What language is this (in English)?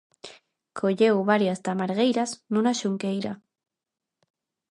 Galician